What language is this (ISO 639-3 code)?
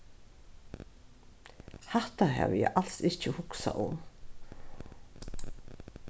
fao